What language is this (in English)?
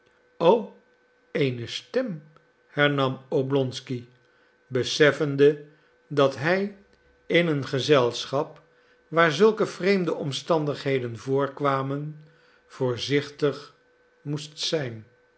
Dutch